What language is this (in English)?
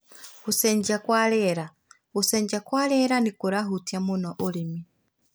Kikuyu